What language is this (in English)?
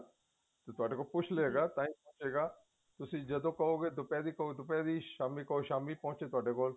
Punjabi